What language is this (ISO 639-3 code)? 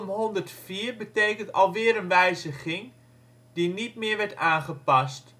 nld